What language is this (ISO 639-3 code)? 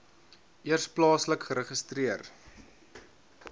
afr